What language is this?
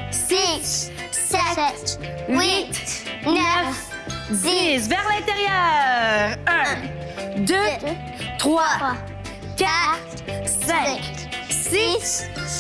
French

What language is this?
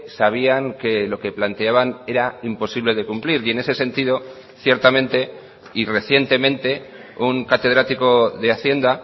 Spanish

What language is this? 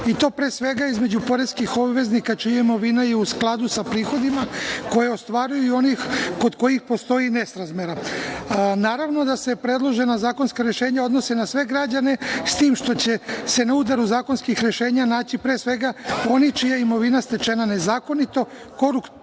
Serbian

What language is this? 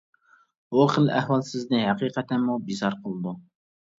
Uyghur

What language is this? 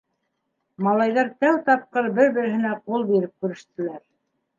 Bashkir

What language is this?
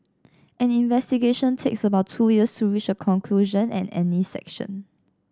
English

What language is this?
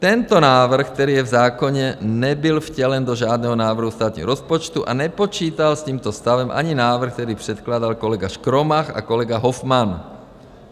Czech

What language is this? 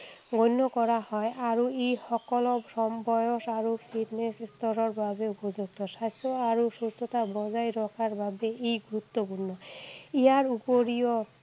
Assamese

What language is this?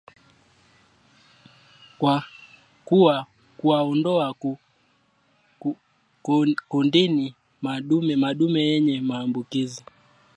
Swahili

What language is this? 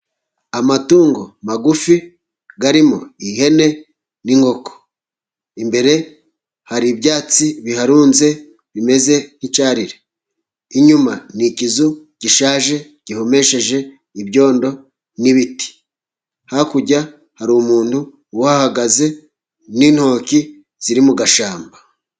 Kinyarwanda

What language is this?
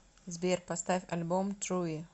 Russian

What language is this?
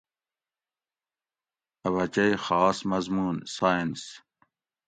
Gawri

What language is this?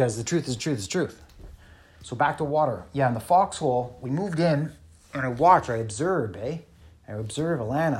English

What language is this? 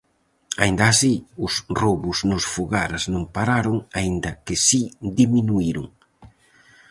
Galician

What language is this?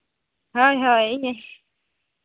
Santali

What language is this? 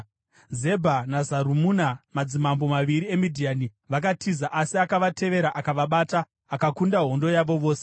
Shona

